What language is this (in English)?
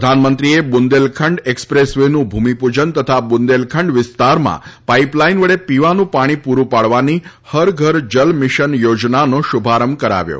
Gujarati